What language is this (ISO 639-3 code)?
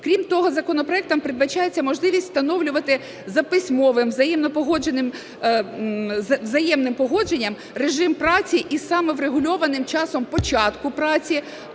ukr